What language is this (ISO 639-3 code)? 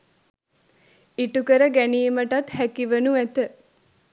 sin